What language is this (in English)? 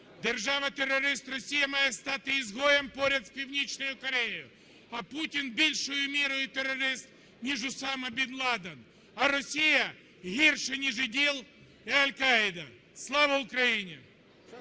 Ukrainian